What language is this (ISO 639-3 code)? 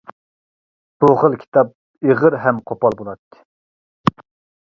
uig